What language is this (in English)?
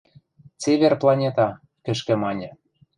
Western Mari